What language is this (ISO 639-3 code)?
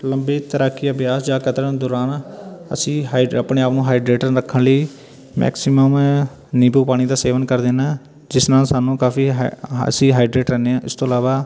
pan